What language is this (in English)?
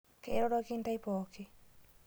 Masai